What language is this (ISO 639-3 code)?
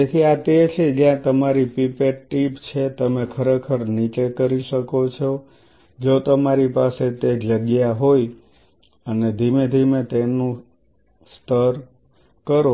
guj